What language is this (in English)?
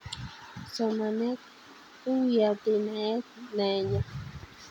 Kalenjin